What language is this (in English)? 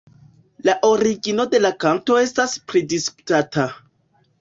Esperanto